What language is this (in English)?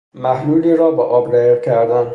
Persian